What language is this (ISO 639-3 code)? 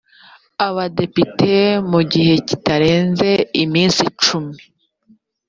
kin